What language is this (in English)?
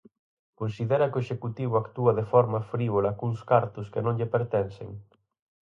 Galician